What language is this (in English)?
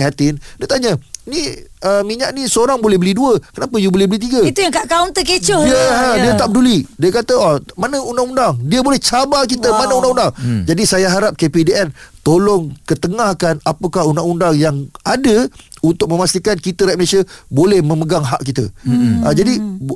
Malay